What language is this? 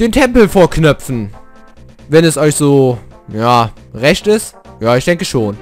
German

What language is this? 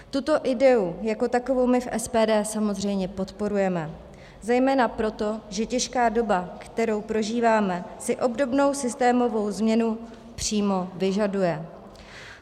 Czech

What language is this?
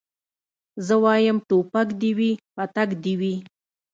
Pashto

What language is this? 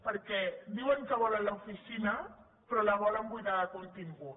Catalan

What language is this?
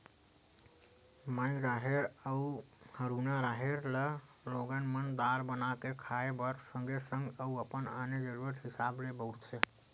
Chhattisgarhi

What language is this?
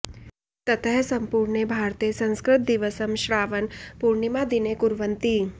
Sanskrit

